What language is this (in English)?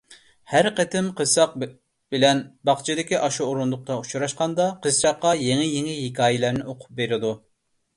Uyghur